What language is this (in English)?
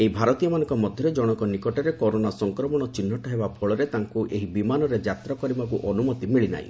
Odia